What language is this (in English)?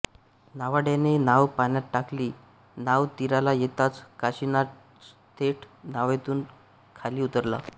Marathi